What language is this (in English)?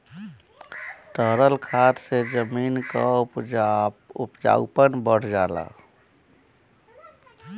Bhojpuri